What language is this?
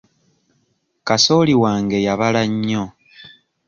Ganda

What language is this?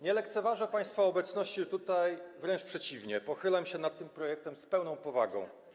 Polish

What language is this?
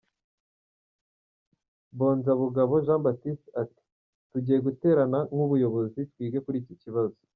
Kinyarwanda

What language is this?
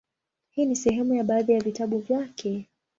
Swahili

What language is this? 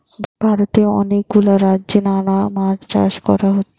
Bangla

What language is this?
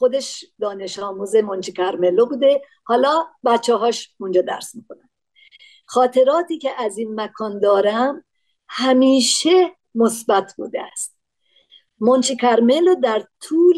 Persian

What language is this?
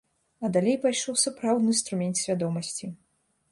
Belarusian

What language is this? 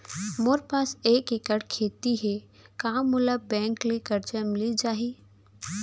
Chhattisgarhi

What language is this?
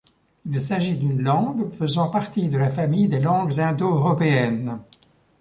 French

